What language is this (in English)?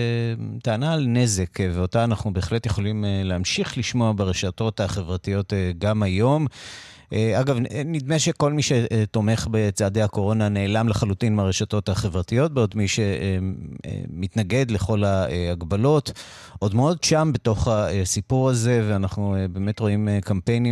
Hebrew